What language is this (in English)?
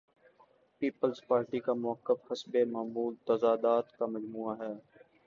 Urdu